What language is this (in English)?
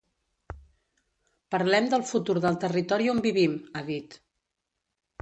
Catalan